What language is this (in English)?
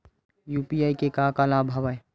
Chhattisgarhi